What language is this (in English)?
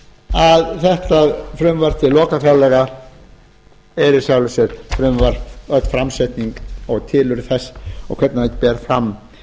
Icelandic